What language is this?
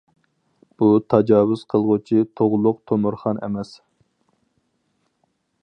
Uyghur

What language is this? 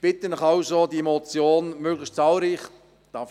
Swiss German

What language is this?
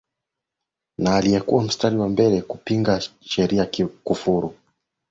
Swahili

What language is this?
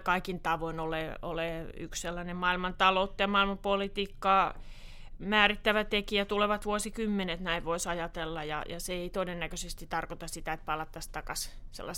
Finnish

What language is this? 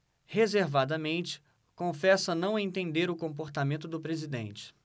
Portuguese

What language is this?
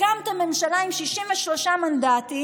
Hebrew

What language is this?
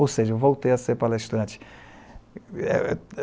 Portuguese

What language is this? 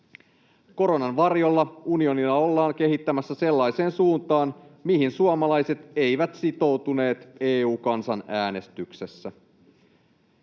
Finnish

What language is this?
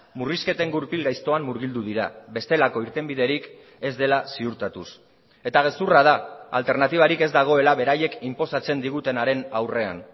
Basque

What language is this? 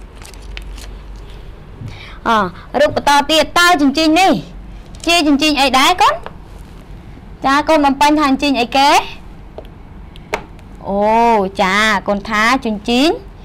Thai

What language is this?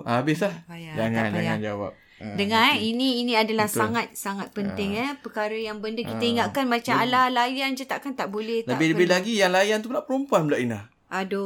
Malay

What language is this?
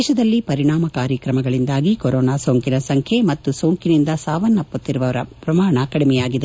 Kannada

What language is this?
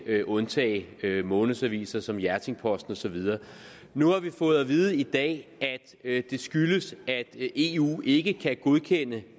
Danish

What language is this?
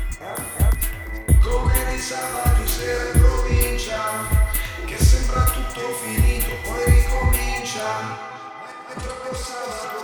Italian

